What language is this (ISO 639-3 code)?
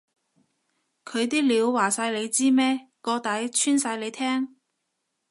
yue